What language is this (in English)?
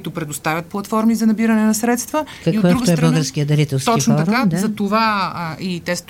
Bulgarian